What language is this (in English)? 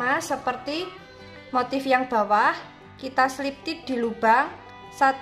Indonesian